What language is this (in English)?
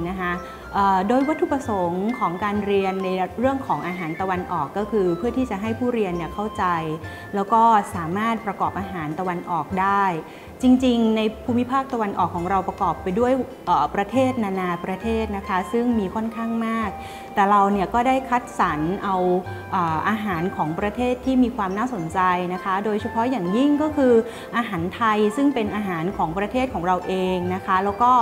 Thai